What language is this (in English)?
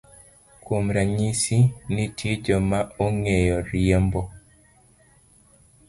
Luo (Kenya and Tanzania)